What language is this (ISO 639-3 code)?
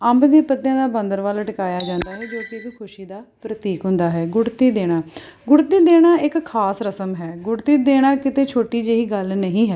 pan